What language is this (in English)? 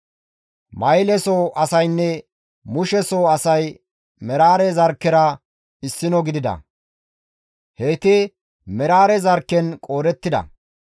Gamo